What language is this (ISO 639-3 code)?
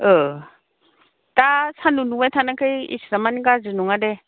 brx